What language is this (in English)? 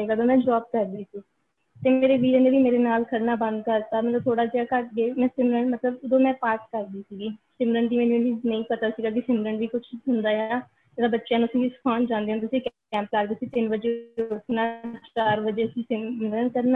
Punjabi